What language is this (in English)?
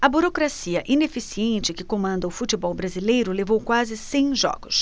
Portuguese